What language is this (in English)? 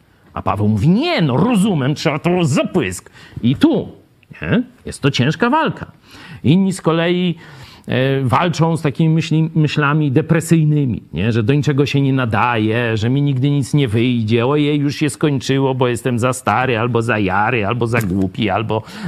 Polish